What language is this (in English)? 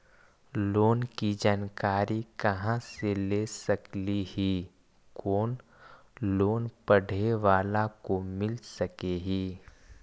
Magahi